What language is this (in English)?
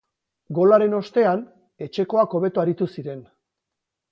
Basque